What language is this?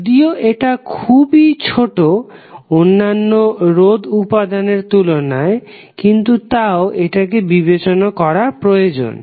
Bangla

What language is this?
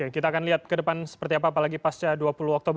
Indonesian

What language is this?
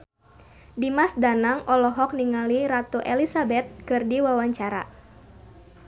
Sundanese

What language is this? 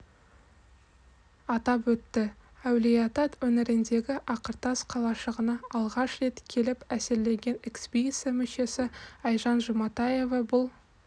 Kazakh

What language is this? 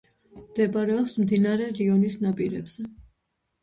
Georgian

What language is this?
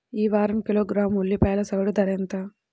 Telugu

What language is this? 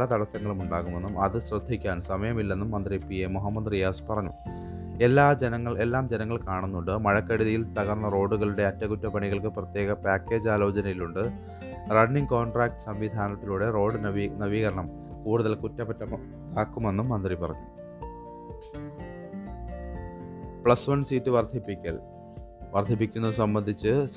Malayalam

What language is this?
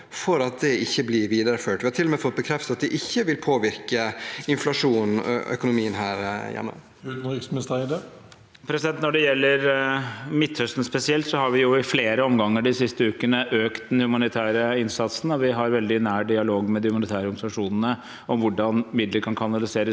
Norwegian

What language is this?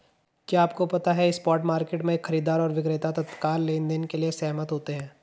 Hindi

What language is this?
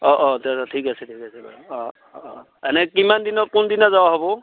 Assamese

